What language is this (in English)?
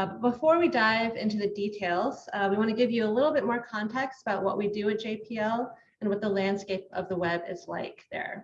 English